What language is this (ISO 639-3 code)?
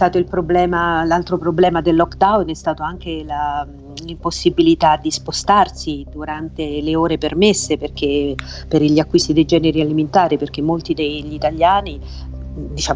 ita